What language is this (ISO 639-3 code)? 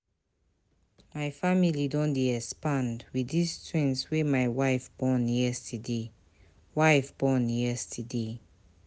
pcm